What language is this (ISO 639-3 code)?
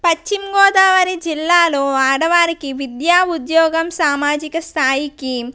tel